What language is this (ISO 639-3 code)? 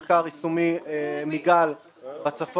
heb